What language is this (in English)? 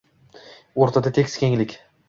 Uzbek